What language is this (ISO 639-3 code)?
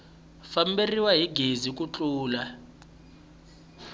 tso